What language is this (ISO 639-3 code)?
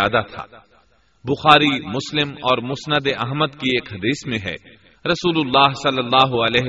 urd